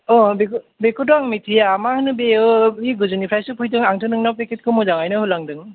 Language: Bodo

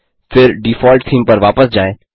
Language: Hindi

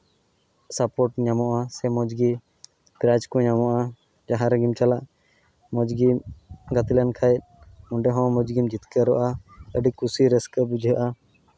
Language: Santali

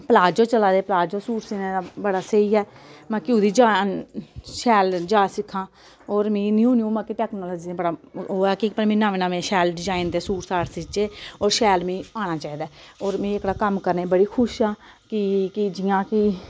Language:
Dogri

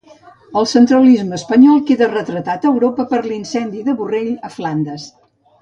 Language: Catalan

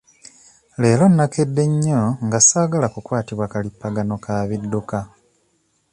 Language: Ganda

